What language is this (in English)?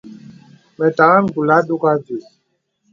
Bebele